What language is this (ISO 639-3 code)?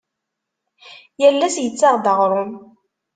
kab